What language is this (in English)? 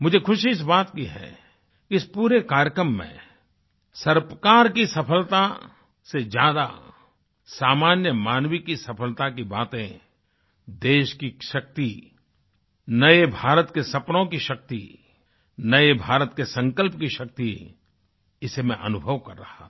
Hindi